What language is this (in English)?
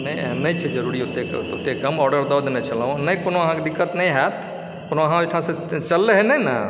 Maithili